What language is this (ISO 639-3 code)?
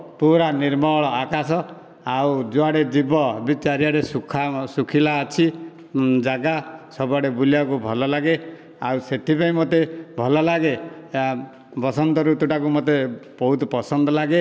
ori